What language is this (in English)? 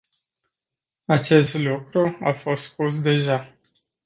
Romanian